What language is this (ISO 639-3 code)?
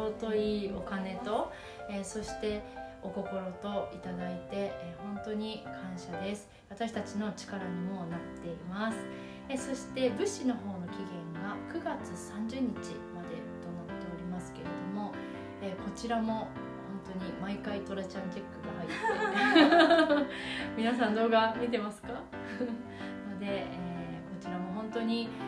jpn